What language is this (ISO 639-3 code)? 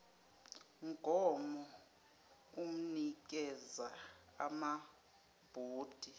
zul